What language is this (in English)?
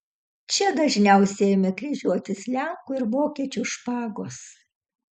Lithuanian